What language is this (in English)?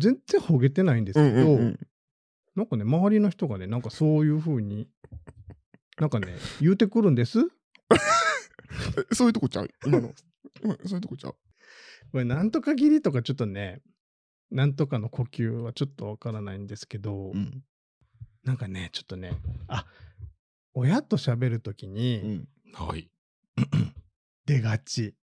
Japanese